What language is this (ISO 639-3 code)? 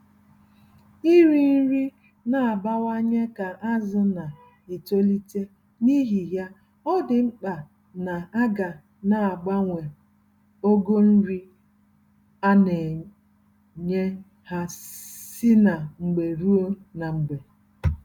ibo